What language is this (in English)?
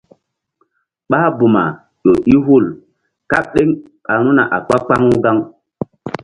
Mbum